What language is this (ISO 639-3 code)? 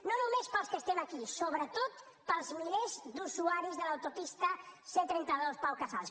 cat